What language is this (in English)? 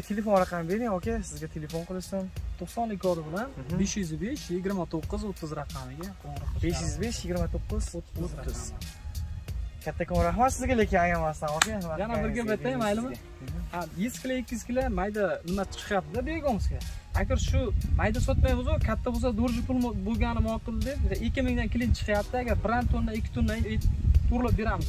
Turkish